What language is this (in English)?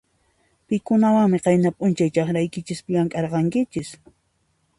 Puno Quechua